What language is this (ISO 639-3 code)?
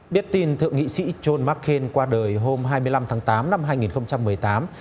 vie